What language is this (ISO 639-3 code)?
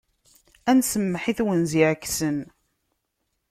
kab